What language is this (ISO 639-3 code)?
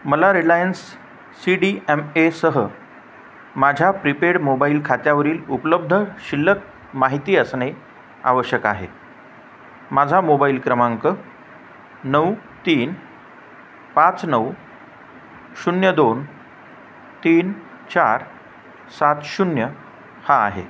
mar